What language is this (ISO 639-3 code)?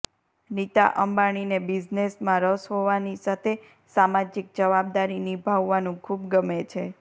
guj